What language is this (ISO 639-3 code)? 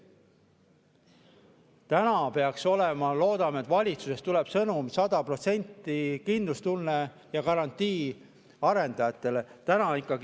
est